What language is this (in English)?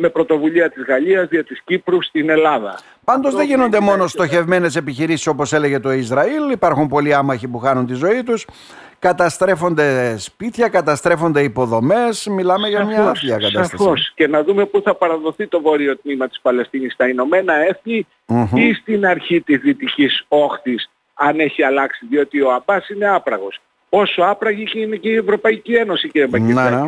Greek